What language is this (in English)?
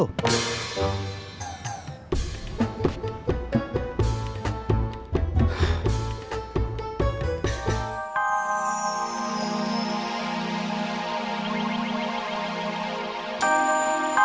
Indonesian